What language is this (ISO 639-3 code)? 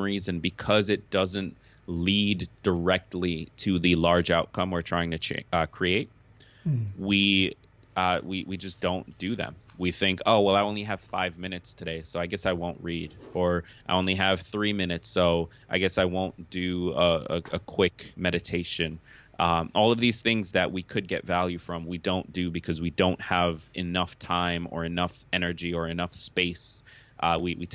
eng